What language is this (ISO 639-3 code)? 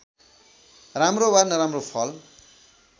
nep